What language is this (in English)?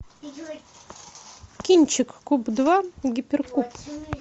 Russian